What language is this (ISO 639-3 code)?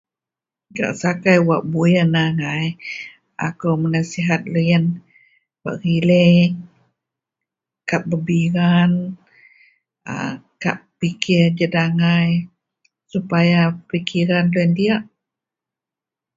mel